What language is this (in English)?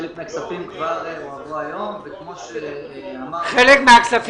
Hebrew